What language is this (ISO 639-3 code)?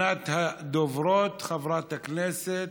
heb